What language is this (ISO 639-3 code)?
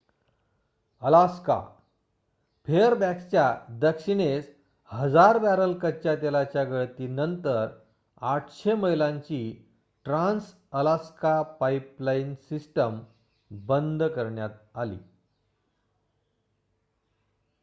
mar